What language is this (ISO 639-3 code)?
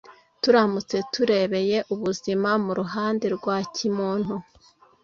kin